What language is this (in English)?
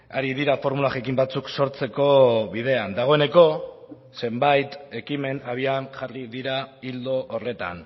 Basque